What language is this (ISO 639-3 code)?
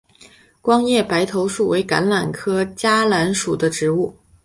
zho